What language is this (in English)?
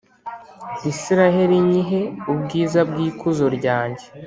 Kinyarwanda